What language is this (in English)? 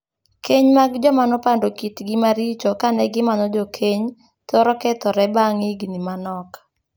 Luo (Kenya and Tanzania)